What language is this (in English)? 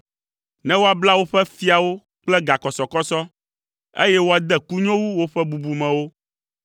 Ewe